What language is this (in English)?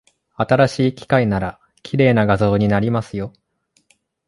Japanese